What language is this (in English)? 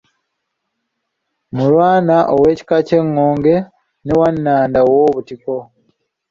Ganda